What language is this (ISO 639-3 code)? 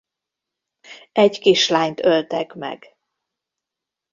hun